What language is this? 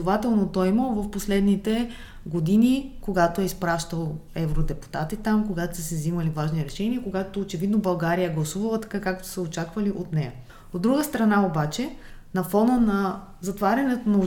Bulgarian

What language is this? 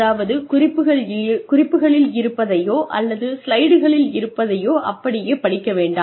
Tamil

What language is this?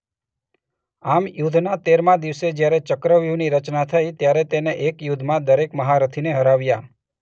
Gujarati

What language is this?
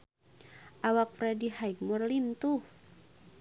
Sundanese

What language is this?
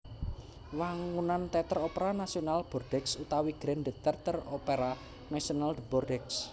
Javanese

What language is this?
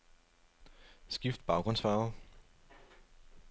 Danish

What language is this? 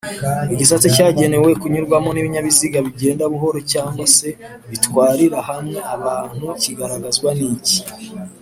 Kinyarwanda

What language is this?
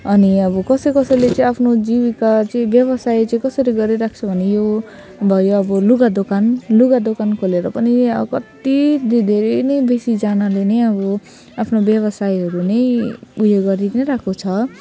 Nepali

